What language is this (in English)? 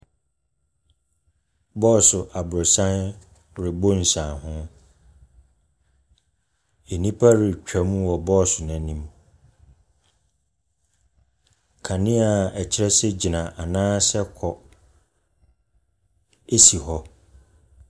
Akan